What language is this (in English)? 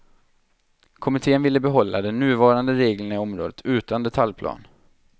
Swedish